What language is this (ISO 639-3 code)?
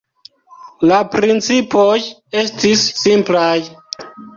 epo